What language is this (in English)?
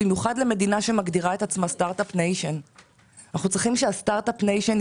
Hebrew